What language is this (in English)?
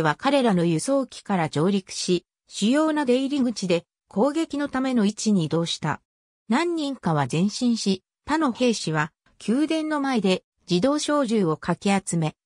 Japanese